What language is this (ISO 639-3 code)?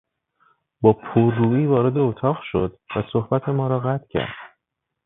fas